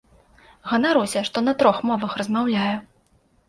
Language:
Belarusian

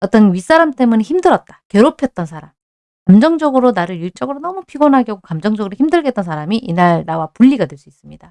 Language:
Korean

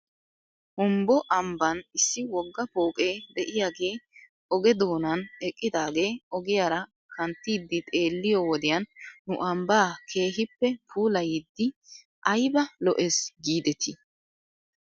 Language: Wolaytta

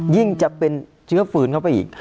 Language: Thai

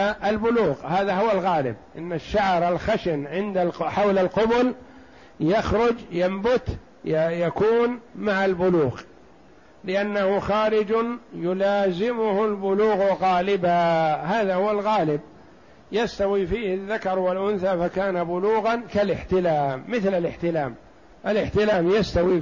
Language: Arabic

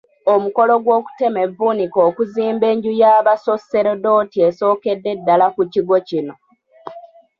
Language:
Ganda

